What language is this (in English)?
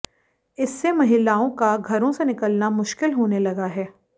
Hindi